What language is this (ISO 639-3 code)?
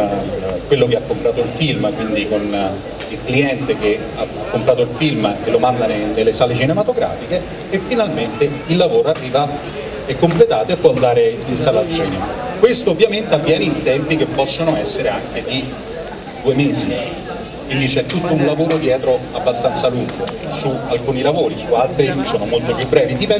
ita